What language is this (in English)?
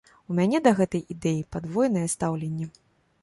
Belarusian